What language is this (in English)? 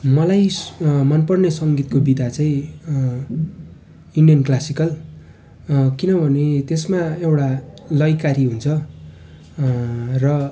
Nepali